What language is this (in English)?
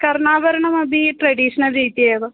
Sanskrit